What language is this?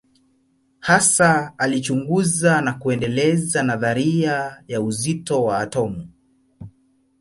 Swahili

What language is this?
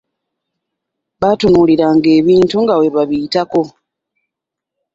Ganda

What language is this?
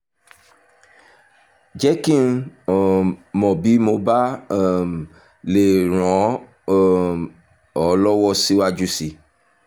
Yoruba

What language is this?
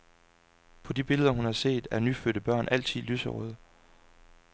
Danish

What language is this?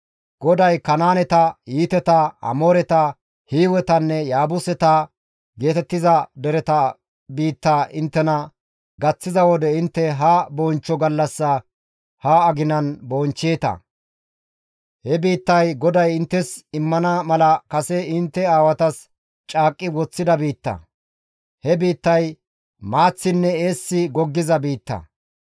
Gamo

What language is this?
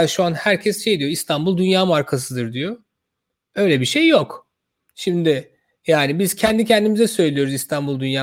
Turkish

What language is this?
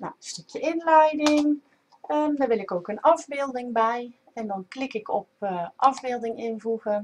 Dutch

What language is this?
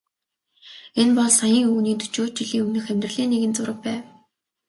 Mongolian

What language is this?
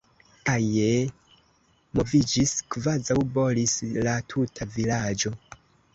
Esperanto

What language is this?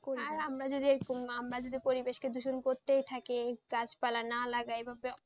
Bangla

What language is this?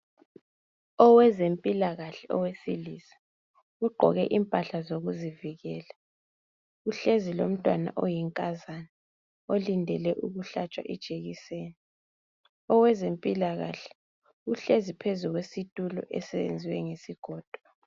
North Ndebele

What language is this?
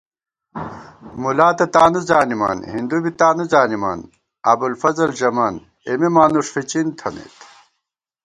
Gawar-Bati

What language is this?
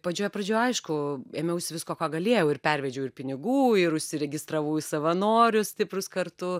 Lithuanian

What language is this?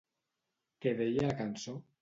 Catalan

